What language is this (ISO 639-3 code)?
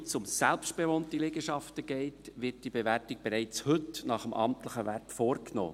gsw